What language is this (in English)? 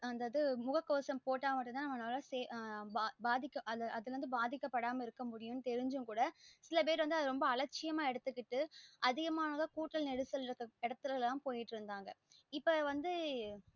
Tamil